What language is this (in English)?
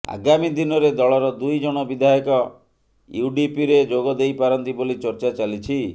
Odia